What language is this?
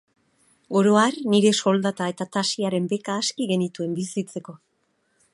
Basque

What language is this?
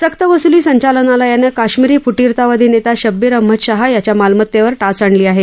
Marathi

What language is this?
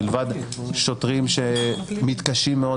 Hebrew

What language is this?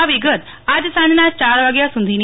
Gujarati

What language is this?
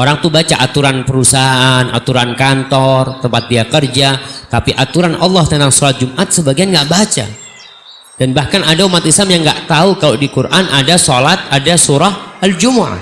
Indonesian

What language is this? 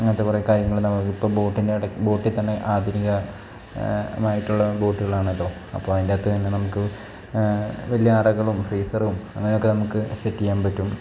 Malayalam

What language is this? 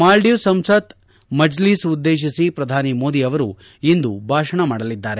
Kannada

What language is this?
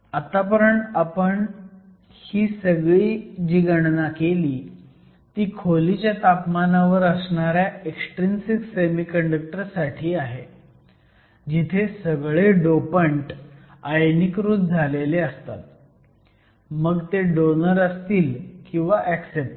Marathi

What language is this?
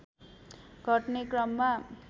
Nepali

